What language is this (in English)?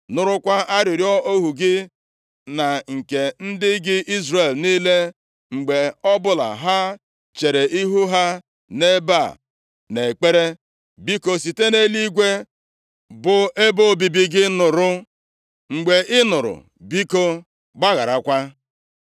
Igbo